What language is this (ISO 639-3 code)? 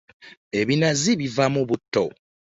lug